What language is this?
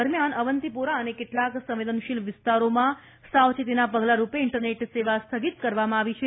Gujarati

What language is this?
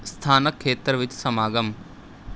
Punjabi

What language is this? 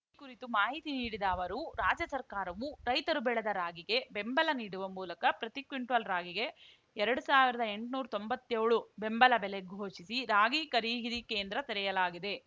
Kannada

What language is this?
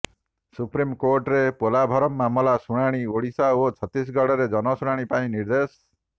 Odia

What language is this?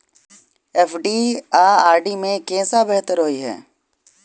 Maithili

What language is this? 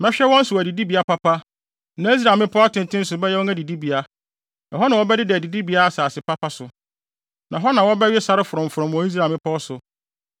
Akan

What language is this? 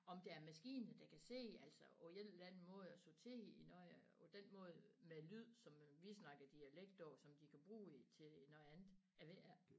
Danish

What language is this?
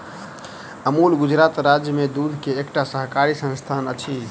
Maithili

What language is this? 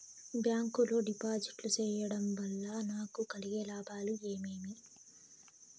Telugu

